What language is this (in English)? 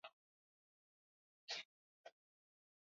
Swahili